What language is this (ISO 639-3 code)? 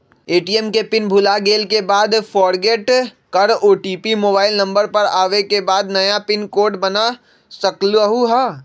mag